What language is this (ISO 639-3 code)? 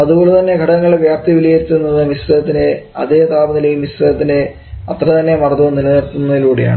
mal